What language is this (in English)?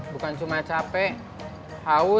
Indonesian